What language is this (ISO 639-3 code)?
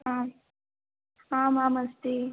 san